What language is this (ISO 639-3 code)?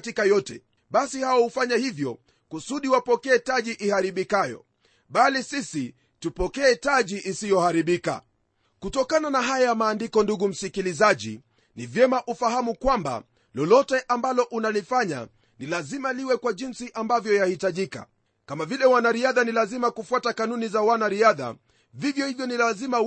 swa